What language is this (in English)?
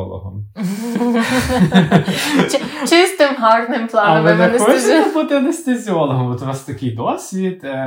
Ukrainian